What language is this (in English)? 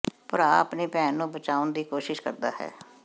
Punjabi